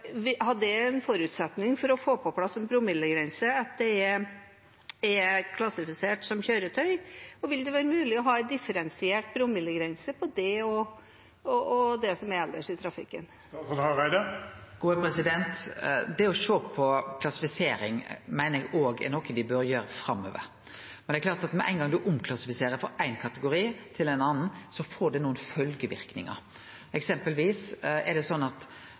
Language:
Norwegian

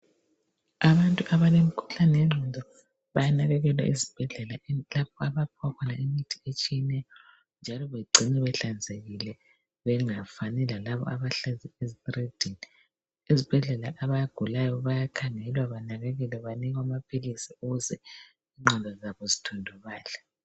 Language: North Ndebele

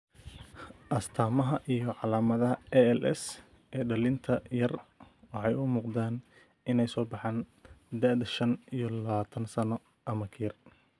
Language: Somali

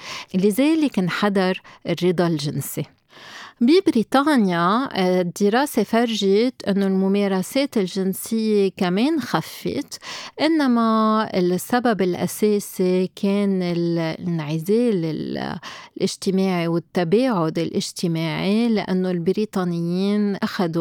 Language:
Arabic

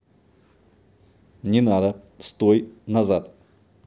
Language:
Russian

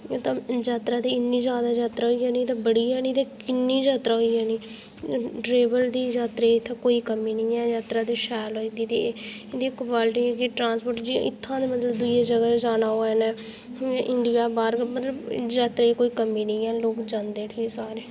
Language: Dogri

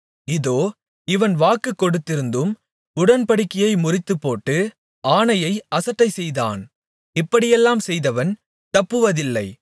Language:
Tamil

